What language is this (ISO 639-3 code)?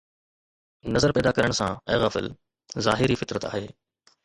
snd